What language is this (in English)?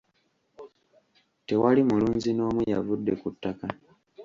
Ganda